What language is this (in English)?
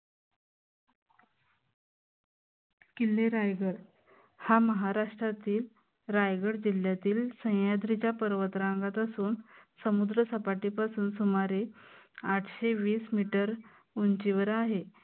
Marathi